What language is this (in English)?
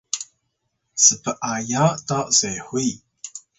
Atayal